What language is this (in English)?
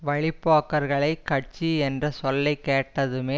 Tamil